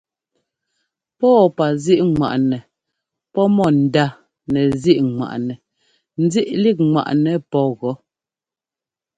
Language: Ngomba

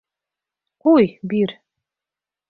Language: Bashkir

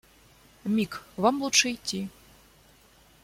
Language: Russian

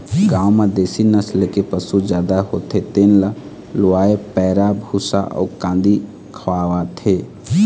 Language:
Chhattisgarhi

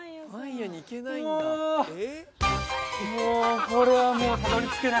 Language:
Japanese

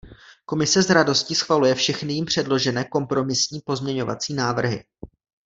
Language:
Czech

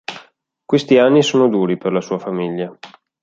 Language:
Italian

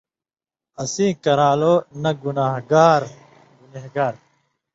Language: Indus Kohistani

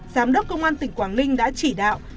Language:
Vietnamese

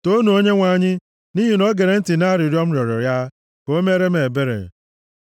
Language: Igbo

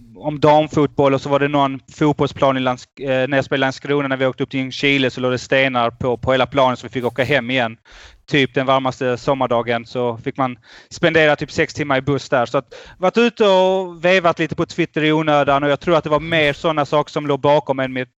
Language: Swedish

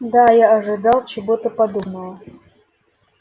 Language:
Russian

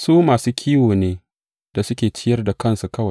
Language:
Hausa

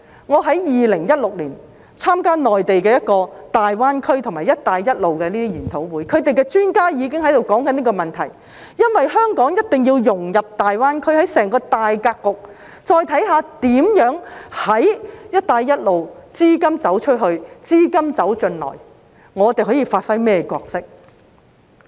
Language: Cantonese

